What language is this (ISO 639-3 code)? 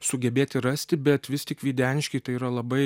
lit